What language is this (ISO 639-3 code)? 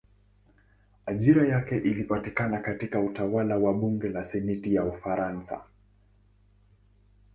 swa